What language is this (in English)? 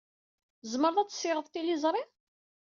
Kabyle